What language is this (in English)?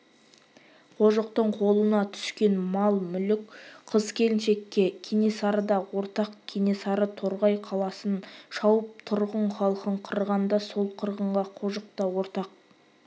Kazakh